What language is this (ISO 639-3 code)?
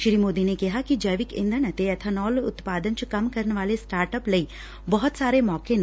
pan